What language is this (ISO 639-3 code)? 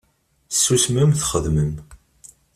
kab